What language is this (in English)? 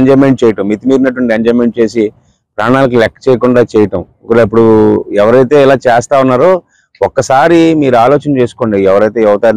Arabic